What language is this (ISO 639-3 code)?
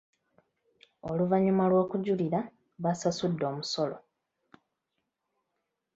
lug